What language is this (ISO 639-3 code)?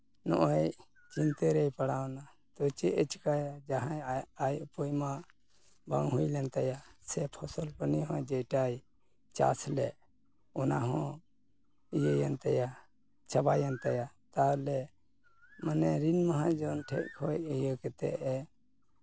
sat